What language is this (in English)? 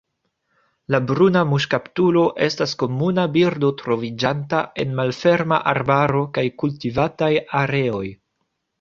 Esperanto